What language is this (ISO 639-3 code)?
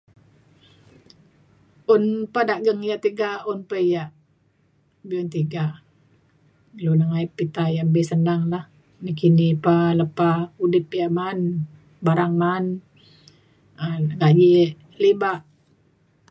xkl